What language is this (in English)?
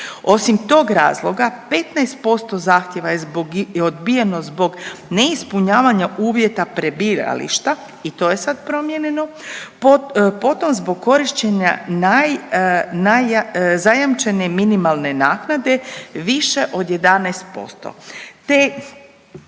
Croatian